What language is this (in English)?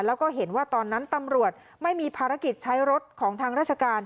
Thai